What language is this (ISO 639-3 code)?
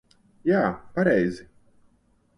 lav